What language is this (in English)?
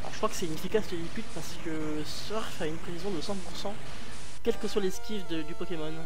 French